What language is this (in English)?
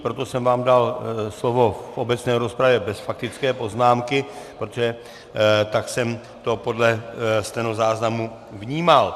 Czech